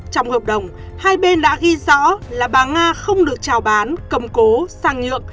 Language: Vietnamese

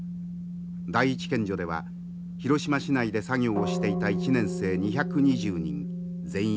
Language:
Japanese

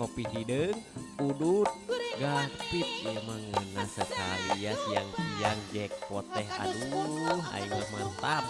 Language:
Indonesian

